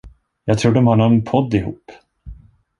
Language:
Swedish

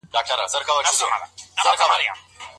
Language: Pashto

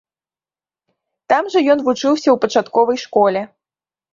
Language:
Belarusian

